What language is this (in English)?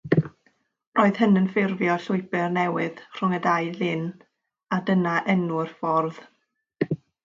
Welsh